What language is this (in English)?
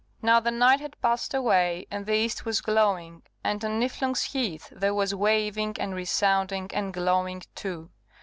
English